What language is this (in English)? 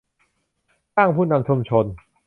Thai